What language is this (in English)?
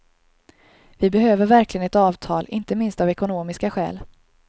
Swedish